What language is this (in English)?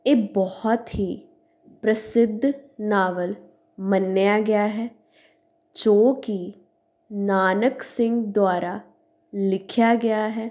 Punjabi